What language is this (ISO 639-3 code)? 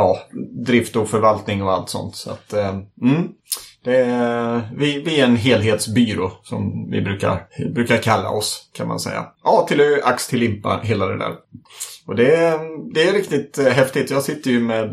swe